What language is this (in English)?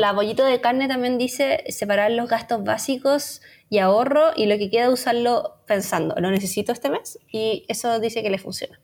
Spanish